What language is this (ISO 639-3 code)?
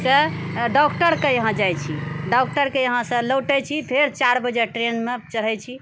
mai